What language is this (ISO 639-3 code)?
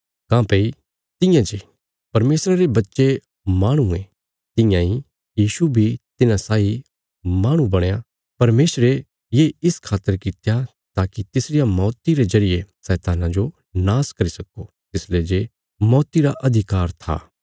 kfs